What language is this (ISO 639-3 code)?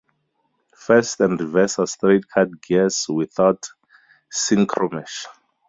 eng